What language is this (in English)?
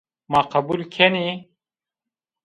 Zaza